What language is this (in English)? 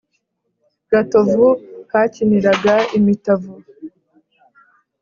Kinyarwanda